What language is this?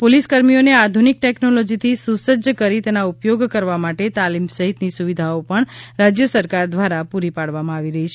Gujarati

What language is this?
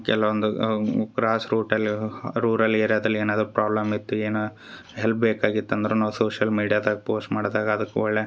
Kannada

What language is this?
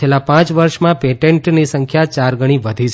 Gujarati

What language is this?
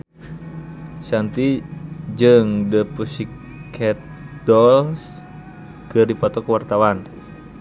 Sundanese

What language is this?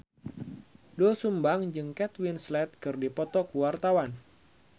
Sundanese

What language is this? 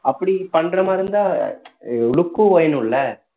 Tamil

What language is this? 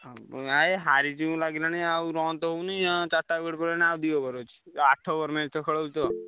Odia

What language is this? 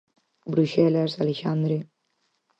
Galician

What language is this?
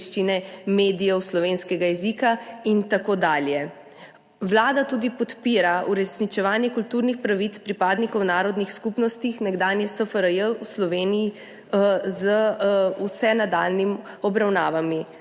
Slovenian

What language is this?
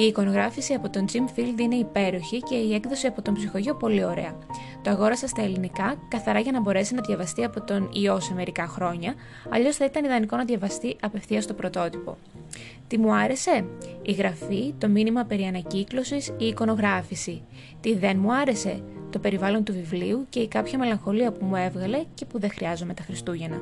Greek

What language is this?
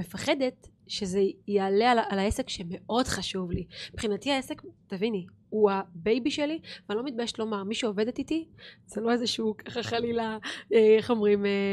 Hebrew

